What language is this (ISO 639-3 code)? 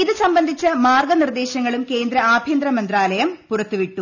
mal